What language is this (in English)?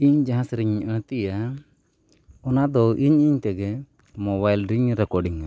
Santali